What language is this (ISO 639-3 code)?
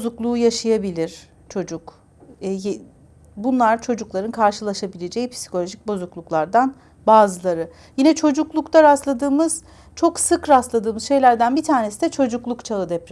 tur